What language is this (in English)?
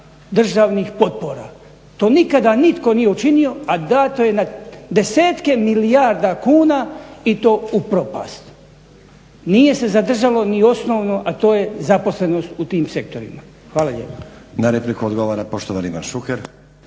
Croatian